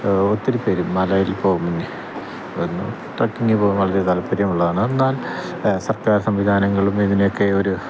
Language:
Malayalam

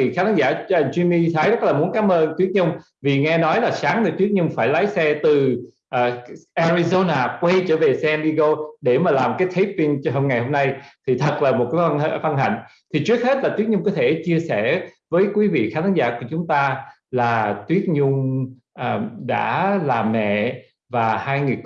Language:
Vietnamese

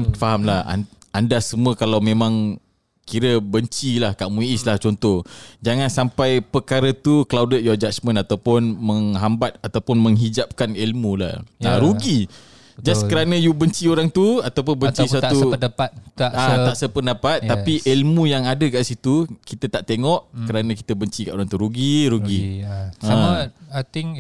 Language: Malay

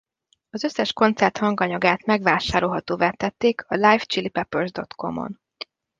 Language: Hungarian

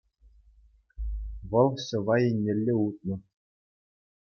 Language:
Chuvash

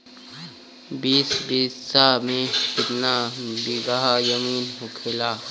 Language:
Bhojpuri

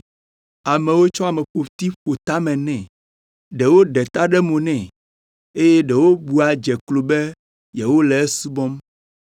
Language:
Ewe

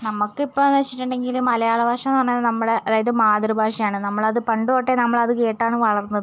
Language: Malayalam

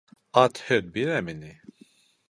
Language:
Bashkir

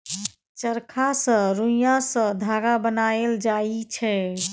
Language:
Maithili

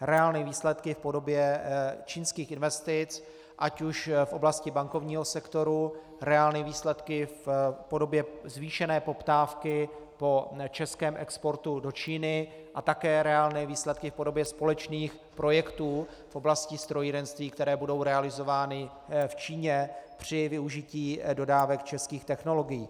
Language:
Czech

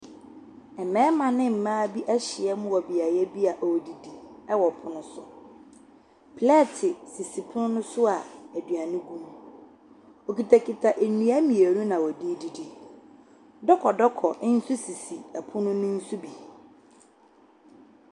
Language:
Akan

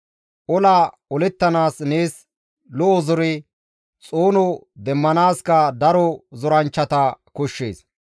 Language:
Gamo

